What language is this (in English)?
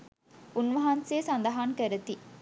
Sinhala